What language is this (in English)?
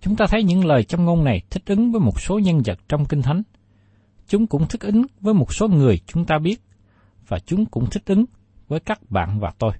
Vietnamese